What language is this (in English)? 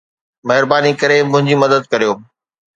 Sindhi